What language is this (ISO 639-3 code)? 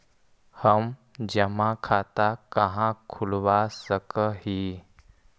mag